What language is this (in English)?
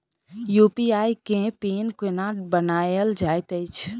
Maithili